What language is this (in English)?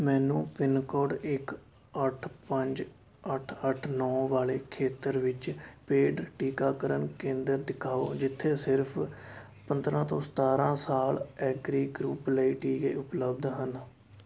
Punjabi